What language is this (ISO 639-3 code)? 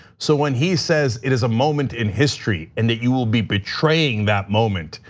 eng